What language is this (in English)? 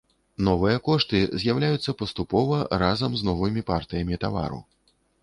Belarusian